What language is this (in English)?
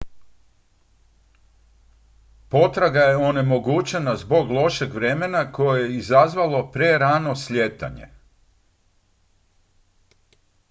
Croatian